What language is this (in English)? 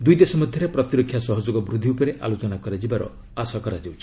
Odia